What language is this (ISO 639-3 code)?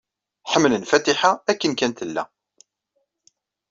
kab